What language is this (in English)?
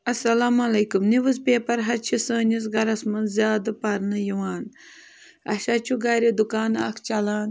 Kashmiri